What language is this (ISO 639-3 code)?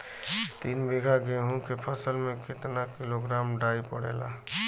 bho